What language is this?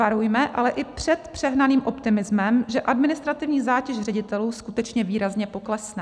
Czech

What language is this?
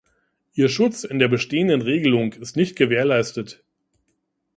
German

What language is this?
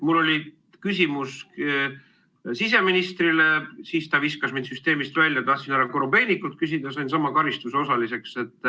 Estonian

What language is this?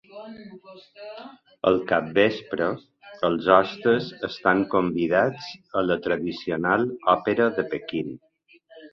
Catalan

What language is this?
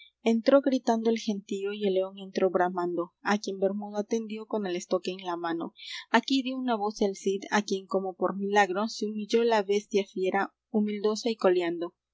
Spanish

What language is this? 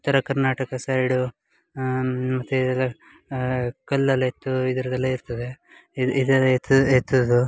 Kannada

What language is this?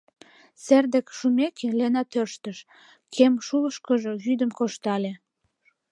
Mari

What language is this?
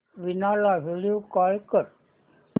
Marathi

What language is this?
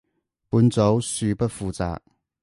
Cantonese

